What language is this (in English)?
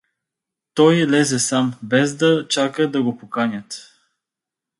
Bulgarian